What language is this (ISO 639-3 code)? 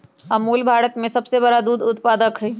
mag